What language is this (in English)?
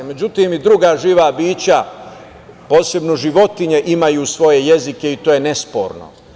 Serbian